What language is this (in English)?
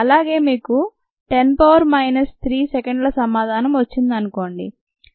Telugu